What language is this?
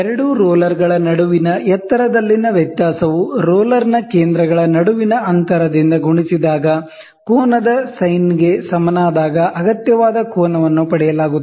Kannada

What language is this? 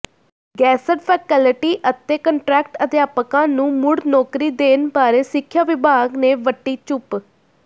Punjabi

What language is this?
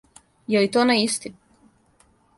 Serbian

